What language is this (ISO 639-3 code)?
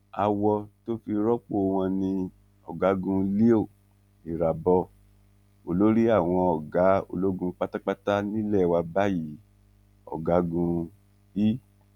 yor